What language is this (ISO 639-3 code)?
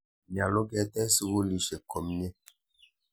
kln